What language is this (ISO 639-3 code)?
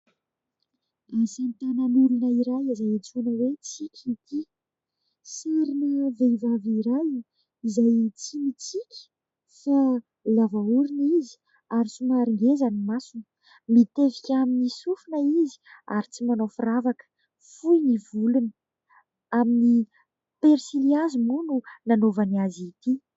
mlg